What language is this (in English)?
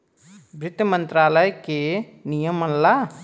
Bhojpuri